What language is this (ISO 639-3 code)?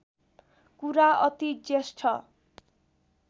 nep